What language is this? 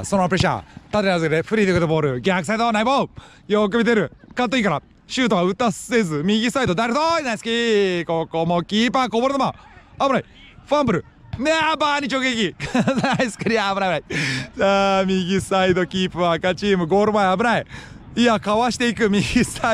Japanese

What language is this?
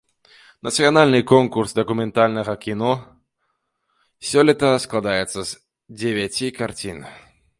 Belarusian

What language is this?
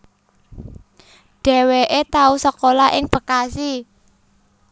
Javanese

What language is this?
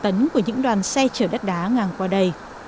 Vietnamese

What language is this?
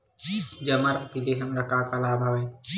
Chhattisgarhi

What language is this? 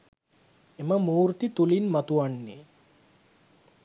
Sinhala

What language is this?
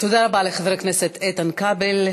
Hebrew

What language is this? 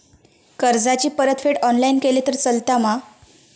Marathi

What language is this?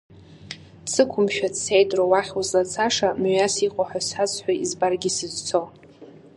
Abkhazian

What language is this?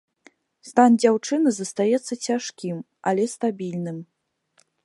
Belarusian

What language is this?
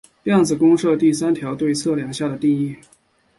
Chinese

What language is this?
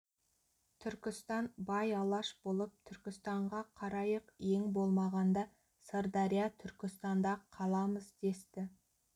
Kazakh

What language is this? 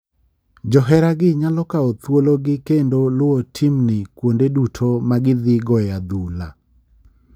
Luo (Kenya and Tanzania)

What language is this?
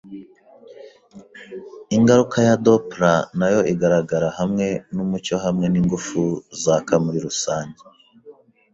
Kinyarwanda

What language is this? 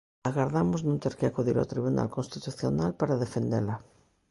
Galician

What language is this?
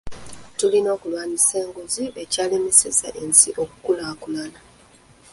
Ganda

